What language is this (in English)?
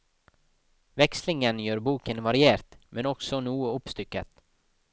Norwegian